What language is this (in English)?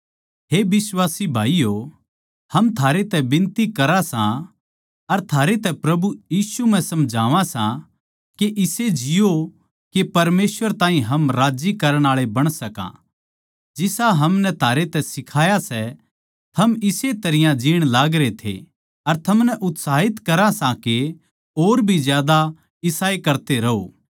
Haryanvi